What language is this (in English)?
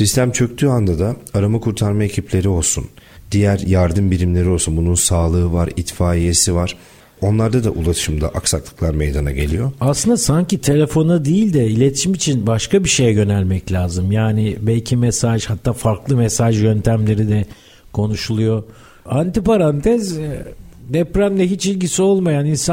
Turkish